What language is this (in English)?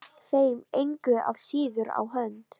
Icelandic